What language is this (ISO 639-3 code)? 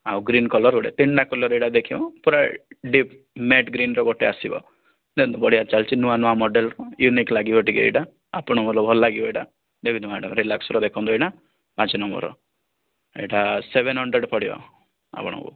ori